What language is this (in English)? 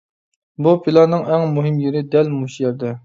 Uyghur